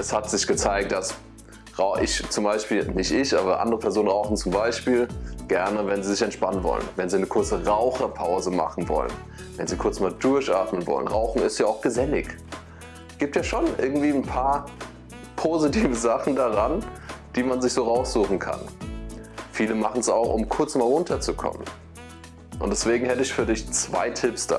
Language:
German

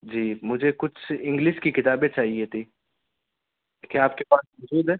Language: Urdu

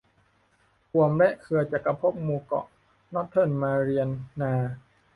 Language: Thai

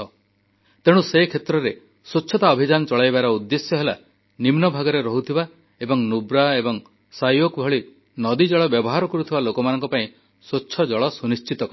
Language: Odia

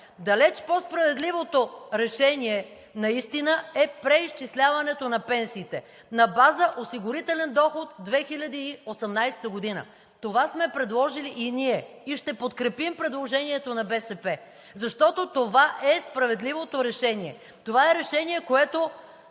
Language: Bulgarian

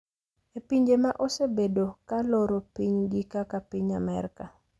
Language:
Luo (Kenya and Tanzania)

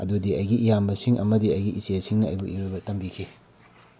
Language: Manipuri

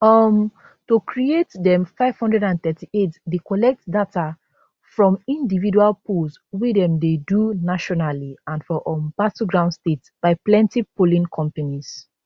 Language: Nigerian Pidgin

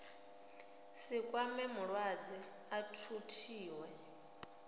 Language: Venda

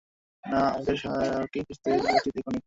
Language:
Bangla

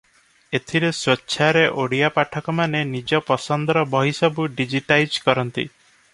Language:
Odia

